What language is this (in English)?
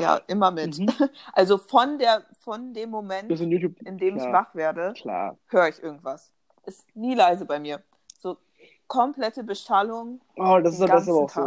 German